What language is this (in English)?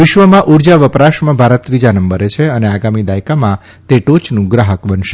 Gujarati